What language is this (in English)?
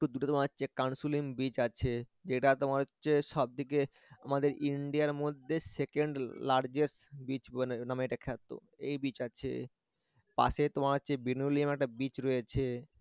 Bangla